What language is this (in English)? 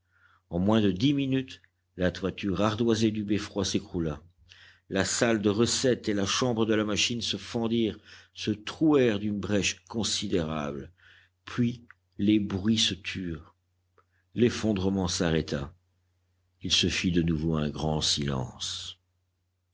French